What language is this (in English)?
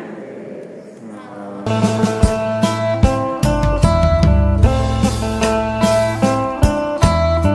Thai